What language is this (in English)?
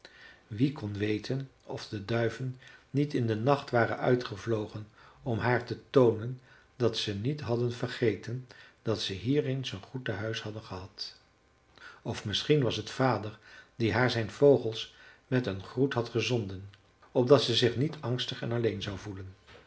Dutch